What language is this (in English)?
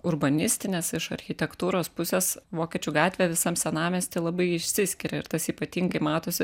Lithuanian